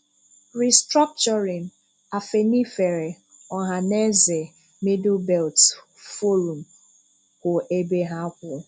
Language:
Igbo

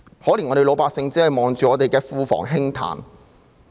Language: Cantonese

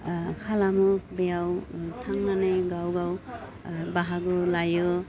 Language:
Bodo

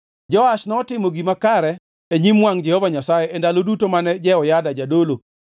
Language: Luo (Kenya and Tanzania)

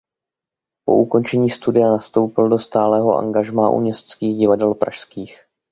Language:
Czech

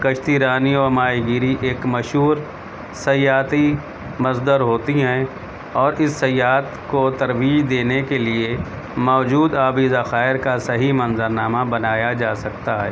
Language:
Urdu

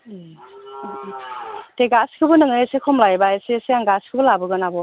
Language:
Bodo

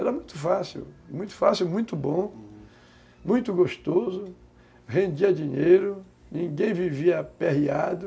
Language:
Portuguese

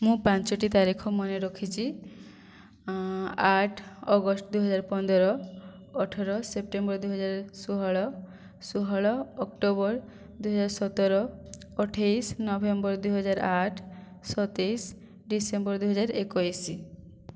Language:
Odia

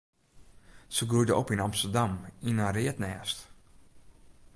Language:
Western Frisian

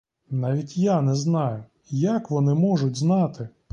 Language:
Ukrainian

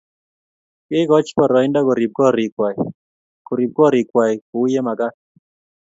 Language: Kalenjin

